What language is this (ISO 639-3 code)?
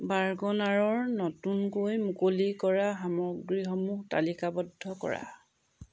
asm